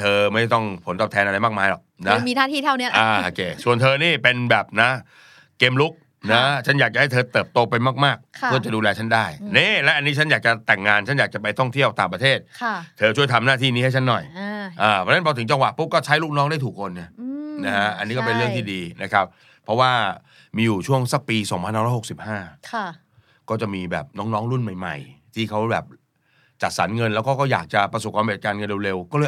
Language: Thai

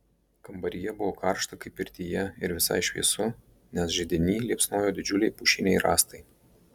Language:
Lithuanian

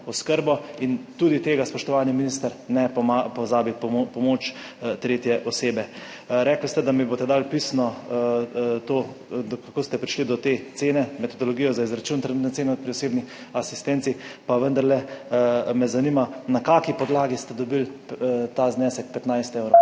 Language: Slovenian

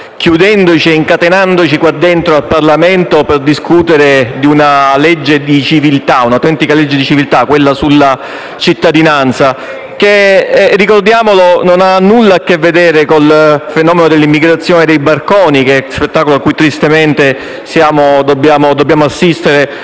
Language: Italian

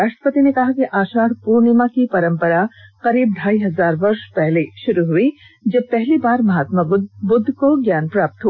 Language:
Hindi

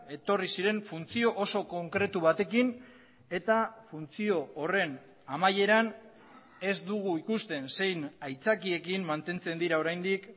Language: Basque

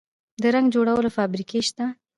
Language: Pashto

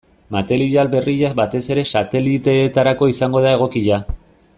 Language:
Basque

